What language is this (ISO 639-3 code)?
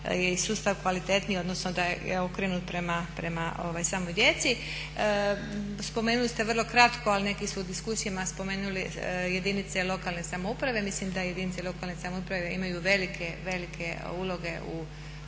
hrv